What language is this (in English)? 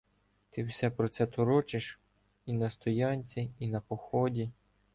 Ukrainian